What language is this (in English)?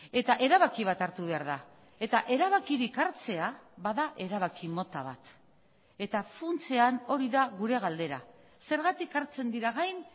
Basque